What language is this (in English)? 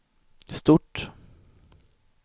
Swedish